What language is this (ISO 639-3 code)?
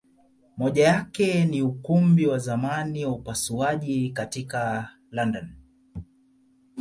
swa